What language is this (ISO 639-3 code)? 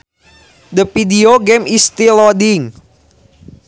sun